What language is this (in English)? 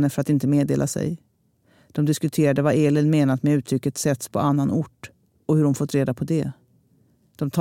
Swedish